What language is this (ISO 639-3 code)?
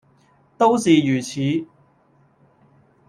yue